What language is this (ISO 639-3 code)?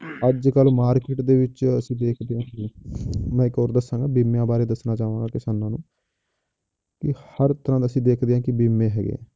pan